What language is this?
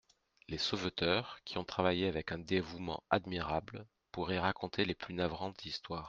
French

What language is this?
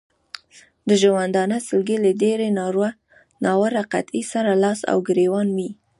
Pashto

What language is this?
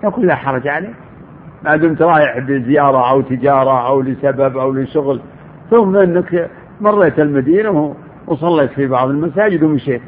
Arabic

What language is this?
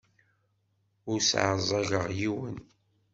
Kabyle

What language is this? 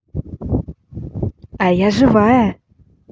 Russian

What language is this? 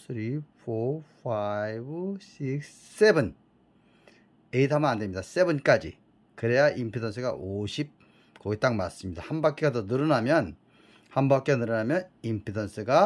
Korean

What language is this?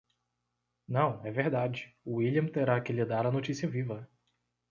Portuguese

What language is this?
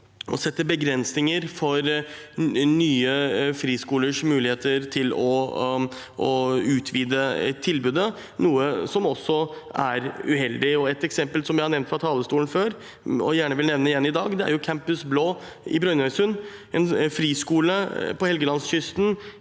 Norwegian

